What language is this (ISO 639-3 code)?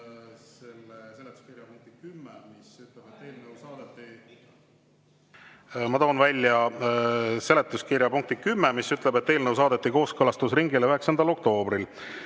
est